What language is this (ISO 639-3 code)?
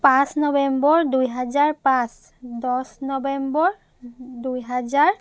asm